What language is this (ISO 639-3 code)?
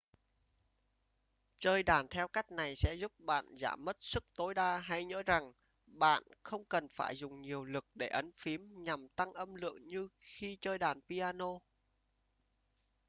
vie